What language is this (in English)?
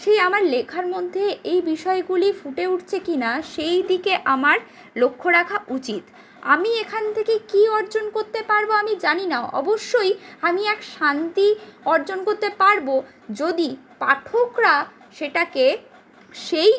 Bangla